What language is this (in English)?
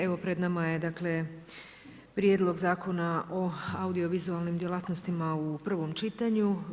Croatian